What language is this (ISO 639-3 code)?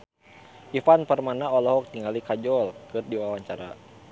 sun